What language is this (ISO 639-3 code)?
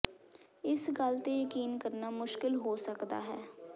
pan